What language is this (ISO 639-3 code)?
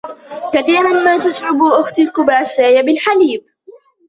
ara